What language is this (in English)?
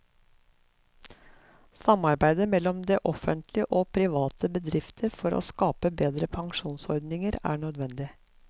Norwegian